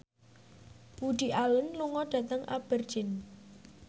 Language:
Javanese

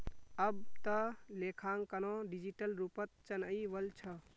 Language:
Magahi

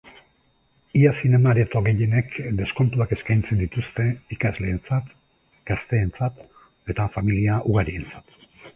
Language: Basque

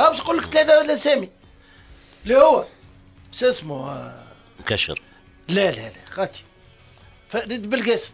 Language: Arabic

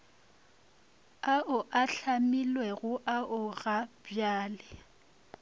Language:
Northern Sotho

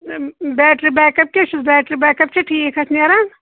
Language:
Kashmiri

